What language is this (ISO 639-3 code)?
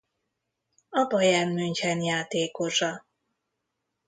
hun